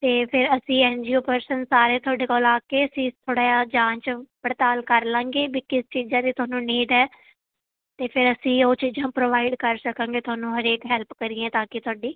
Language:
Punjabi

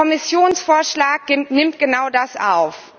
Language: German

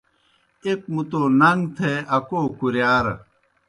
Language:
Kohistani Shina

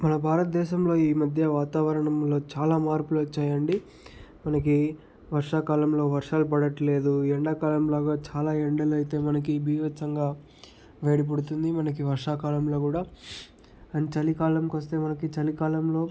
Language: Telugu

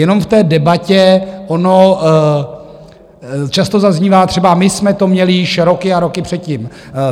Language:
Czech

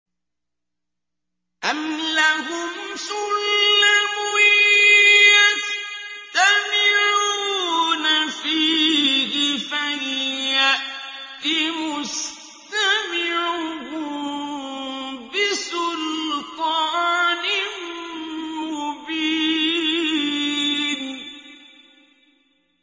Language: Arabic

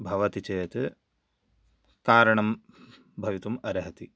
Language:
Sanskrit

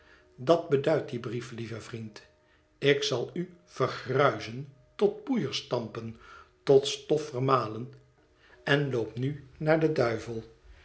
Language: Dutch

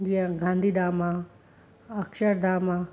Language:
Sindhi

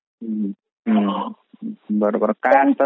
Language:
Marathi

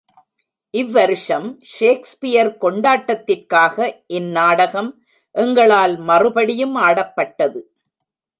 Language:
Tamil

